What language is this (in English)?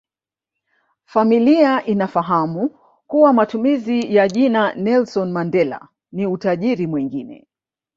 Swahili